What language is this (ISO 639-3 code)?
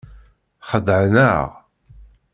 kab